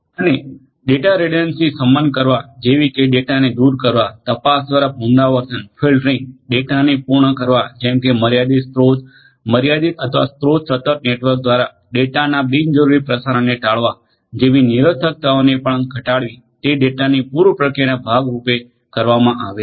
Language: Gujarati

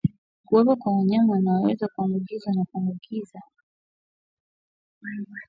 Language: Swahili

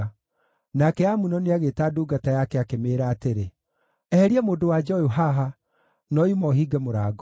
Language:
Kikuyu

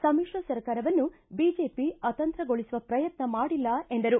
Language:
Kannada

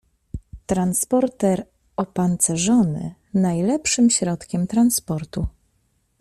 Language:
Polish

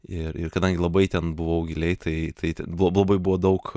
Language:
Lithuanian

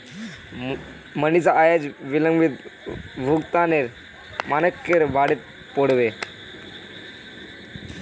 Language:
Magahi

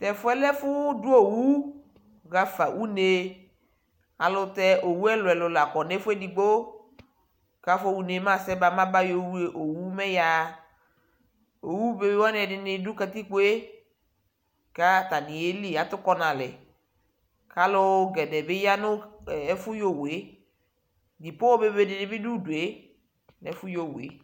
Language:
Ikposo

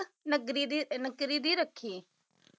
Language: Punjabi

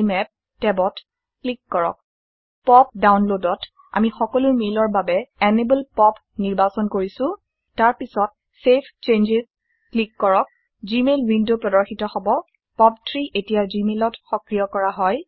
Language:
Assamese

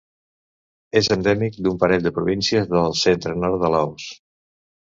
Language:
Catalan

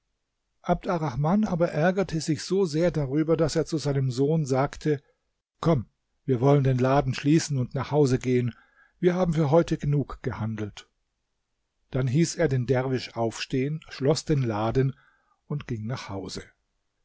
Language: German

